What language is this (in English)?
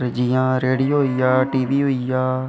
Dogri